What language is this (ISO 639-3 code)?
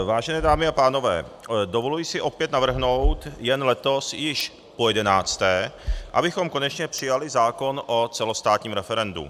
ces